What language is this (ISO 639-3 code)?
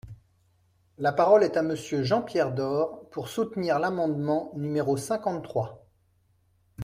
fra